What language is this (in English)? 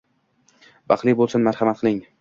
Uzbek